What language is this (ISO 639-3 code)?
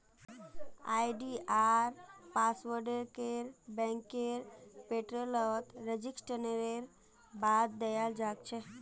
mag